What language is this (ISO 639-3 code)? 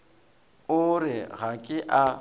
nso